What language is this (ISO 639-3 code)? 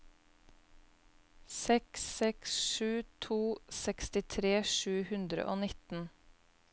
nor